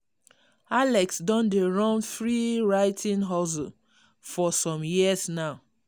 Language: Nigerian Pidgin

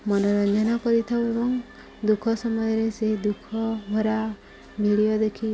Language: Odia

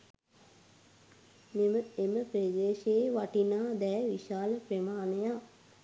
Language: Sinhala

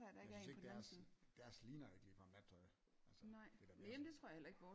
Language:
Danish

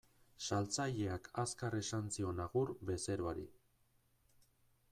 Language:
Basque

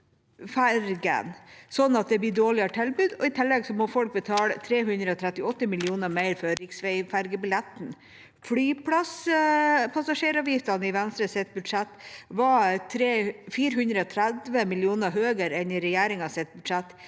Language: Norwegian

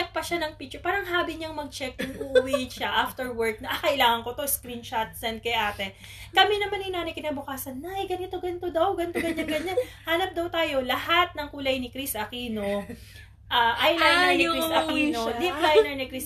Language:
Filipino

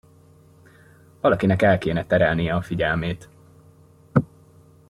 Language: Hungarian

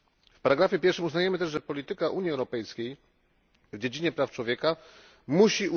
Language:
Polish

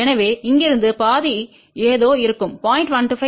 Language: Tamil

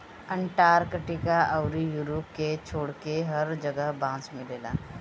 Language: Bhojpuri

